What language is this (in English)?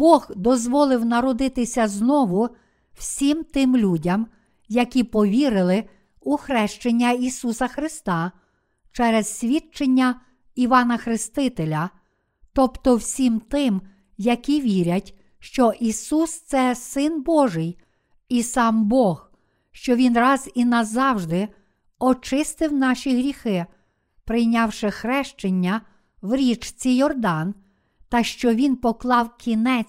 Ukrainian